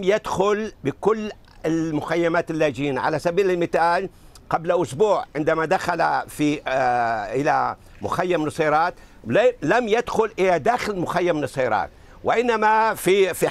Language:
Arabic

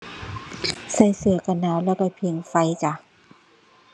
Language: Thai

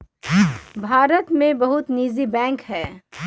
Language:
Magahi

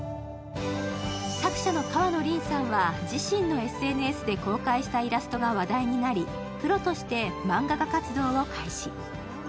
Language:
Japanese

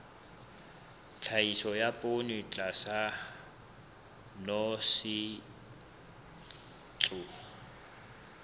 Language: Southern Sotho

